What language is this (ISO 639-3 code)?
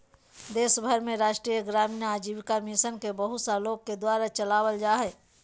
mag